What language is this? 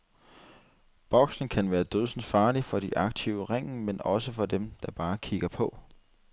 Danish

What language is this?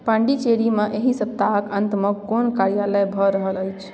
Maithili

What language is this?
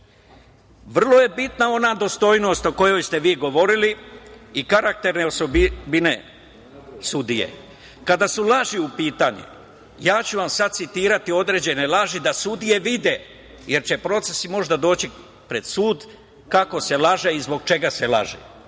Serbian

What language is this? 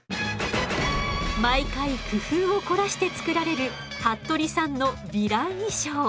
Japanese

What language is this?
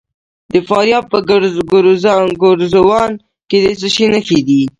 Pashto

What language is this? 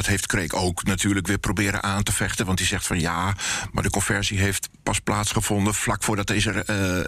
Dutch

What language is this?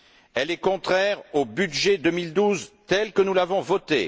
French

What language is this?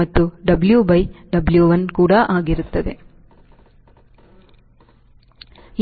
Kannada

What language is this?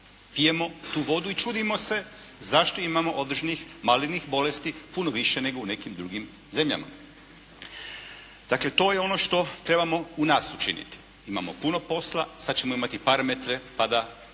Croatian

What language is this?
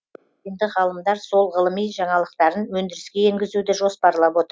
Kazakh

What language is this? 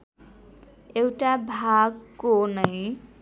Nepali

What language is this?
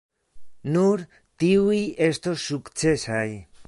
Esperanto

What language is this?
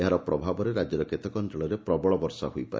Odia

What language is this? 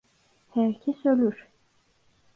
Turkish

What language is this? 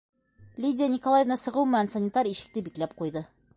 Bashkir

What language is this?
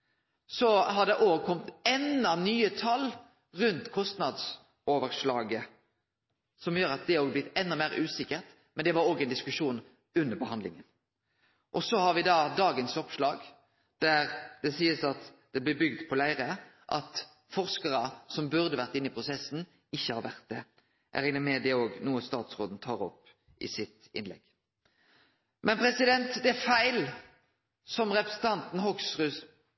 Norwegian Nynorsk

